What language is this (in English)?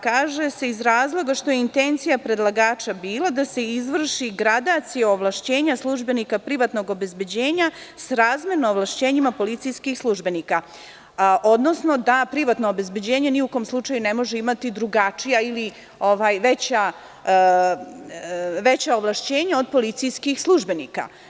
Serbian